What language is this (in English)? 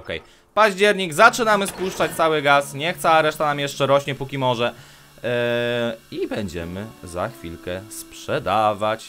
Polish